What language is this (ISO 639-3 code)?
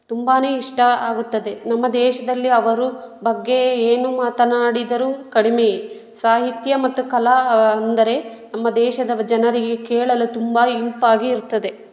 kan